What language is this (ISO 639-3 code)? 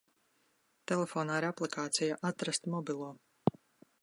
lav